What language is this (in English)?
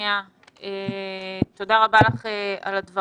Hebrew